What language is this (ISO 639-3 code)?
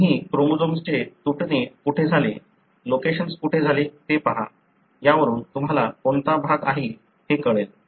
mar